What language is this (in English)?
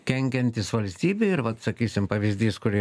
Lithuanian